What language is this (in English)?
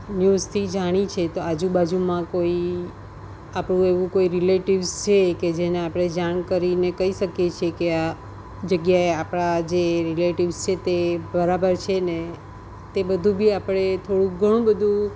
Gujarati